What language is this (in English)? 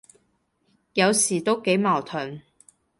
Cantonese